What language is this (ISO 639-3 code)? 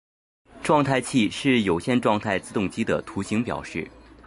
zho